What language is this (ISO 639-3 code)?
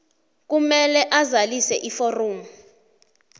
nbl